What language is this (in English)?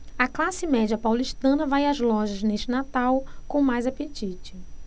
Portuguese